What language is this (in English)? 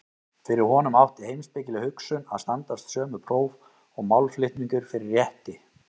Icelandic